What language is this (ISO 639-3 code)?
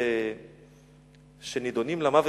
heb